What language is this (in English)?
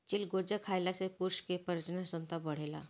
Bhojpuri